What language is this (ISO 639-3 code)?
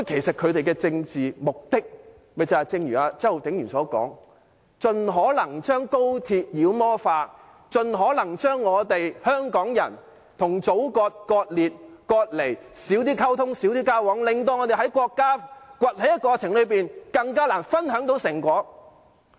yue